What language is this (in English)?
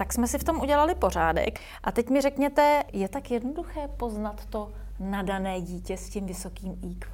Czech